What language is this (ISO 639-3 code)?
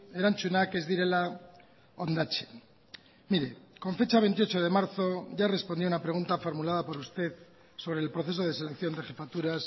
spa